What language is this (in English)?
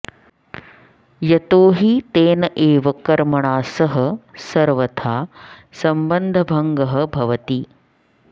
Sanskrit